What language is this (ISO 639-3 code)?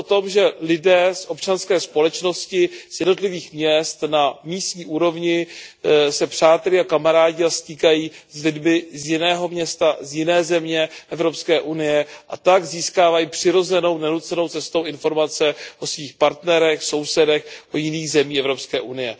ces